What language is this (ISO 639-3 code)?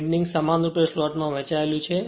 guj